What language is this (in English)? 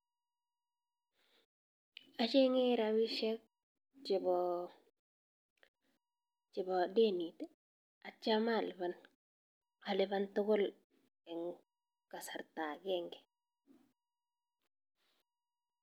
Kalenjin